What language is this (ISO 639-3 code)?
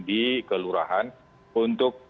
ind